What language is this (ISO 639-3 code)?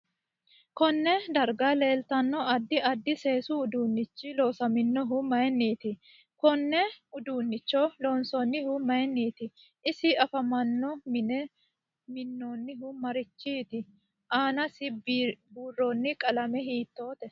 sid